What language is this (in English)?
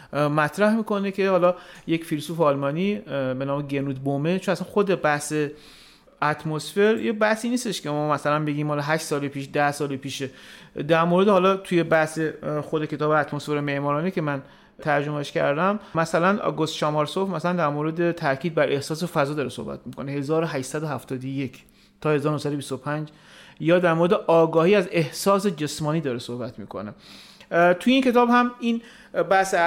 Persian